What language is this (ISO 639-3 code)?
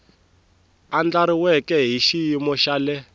tso